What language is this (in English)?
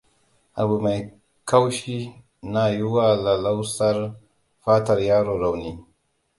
Hausa